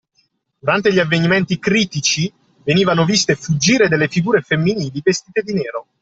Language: Italian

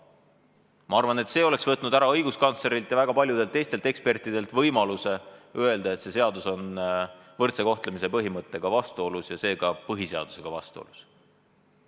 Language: Estonian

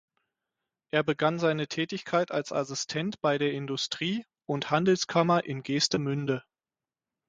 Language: German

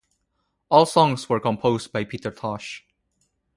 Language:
English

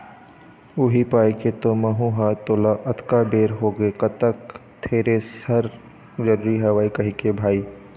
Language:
Chhattisgarhi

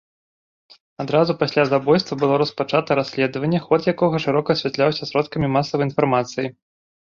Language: Belarusian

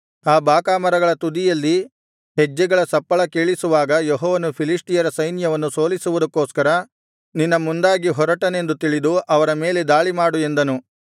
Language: Kannada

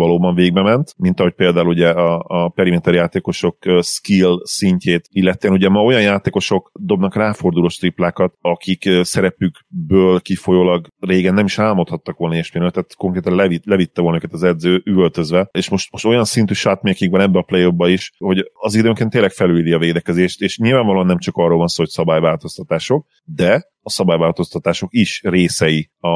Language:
Hungarian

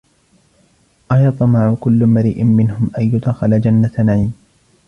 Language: Arabic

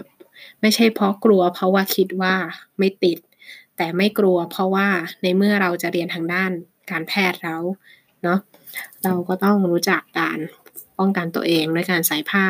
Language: Thai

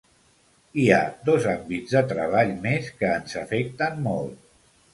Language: Catalan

